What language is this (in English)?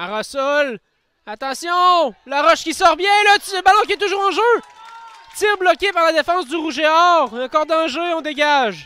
French